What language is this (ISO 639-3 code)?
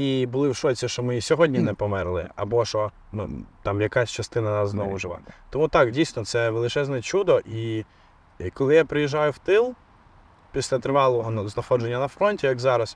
ukr